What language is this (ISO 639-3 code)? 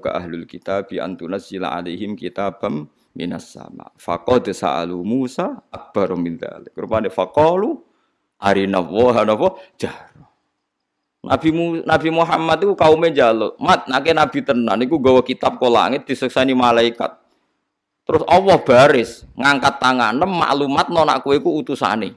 ind